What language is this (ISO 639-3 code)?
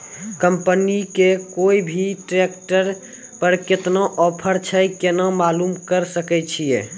mai